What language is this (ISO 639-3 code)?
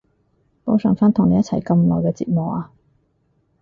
yue